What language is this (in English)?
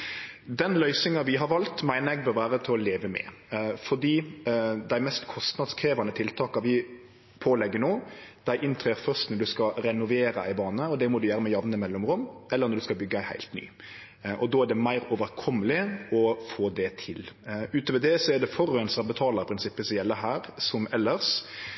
Norwegian Nynorsk